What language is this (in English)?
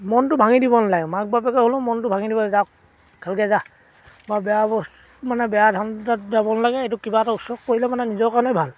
Assamese